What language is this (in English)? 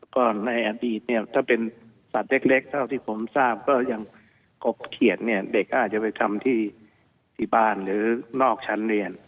Thai